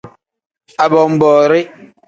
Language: Tem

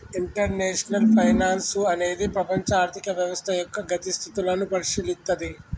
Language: Telugu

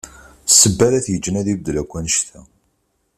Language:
Kabyle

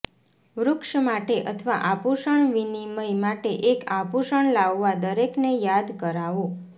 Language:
Gujarati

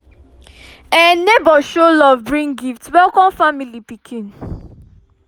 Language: Nigerian Pidgin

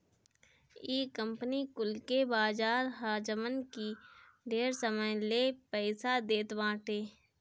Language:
Bhojpuri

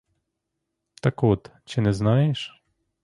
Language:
Ukrainian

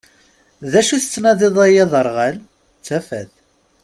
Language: Kabyle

